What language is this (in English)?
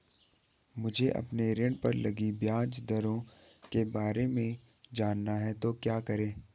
Hindi